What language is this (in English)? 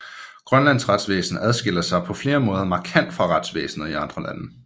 Danish